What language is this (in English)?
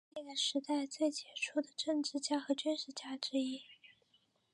Chinese